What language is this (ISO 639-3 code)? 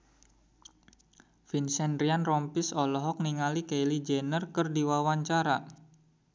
sun